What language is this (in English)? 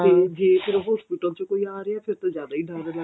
Punjabi